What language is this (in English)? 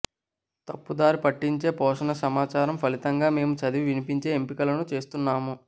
Telugu